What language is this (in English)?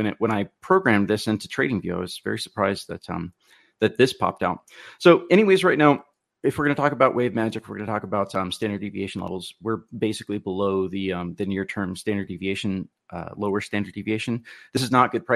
English